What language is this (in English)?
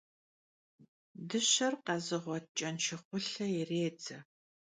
Kabardian